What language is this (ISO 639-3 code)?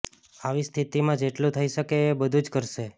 guj